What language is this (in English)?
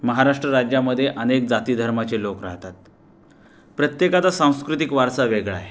Marathi